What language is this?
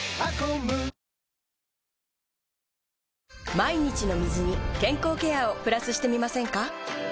Japanese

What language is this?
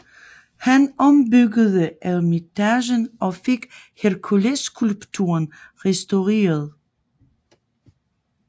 Danish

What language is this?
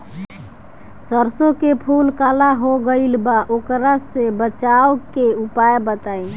Bhojpuri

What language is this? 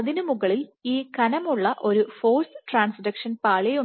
Malayalam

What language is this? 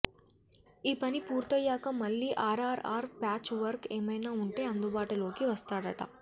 Telugu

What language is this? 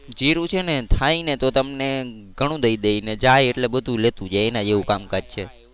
Gujarati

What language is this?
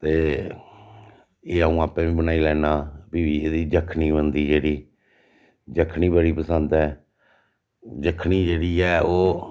Dogri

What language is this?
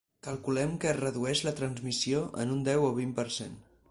Catalan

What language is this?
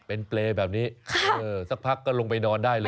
Thai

